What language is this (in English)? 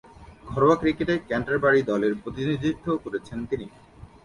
Bangla